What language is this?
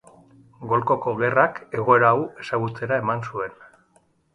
Basque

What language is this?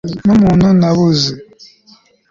Kinyarwanda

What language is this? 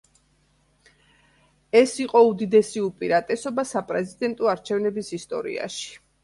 Georgian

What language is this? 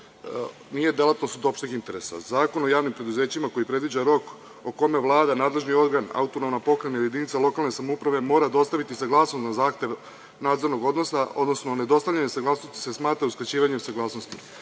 Serbian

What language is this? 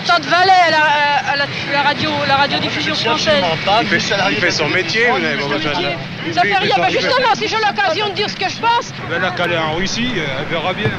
French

